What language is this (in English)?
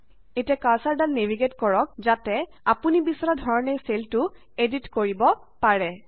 Assamese